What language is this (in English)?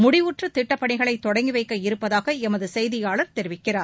Tamil